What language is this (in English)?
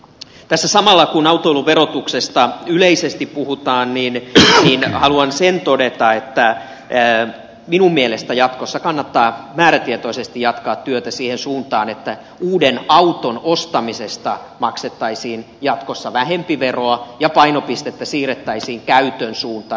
Finnish